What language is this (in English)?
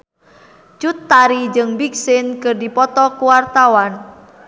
Sundanese